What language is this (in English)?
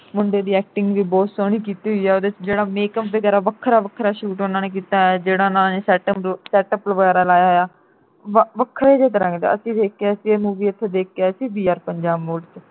Punjabi